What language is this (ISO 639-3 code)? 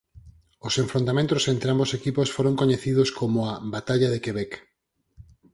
glg